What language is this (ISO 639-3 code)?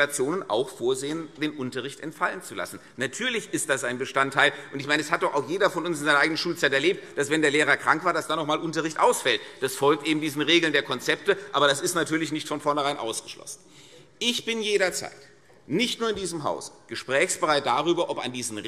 deu